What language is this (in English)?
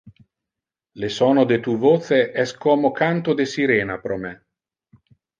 Interlingua